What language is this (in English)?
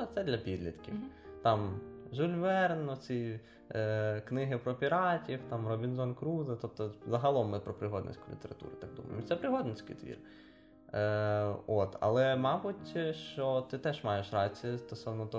Ukrainian